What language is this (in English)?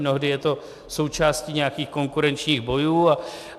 Czech